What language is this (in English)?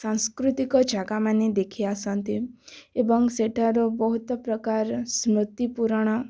Odia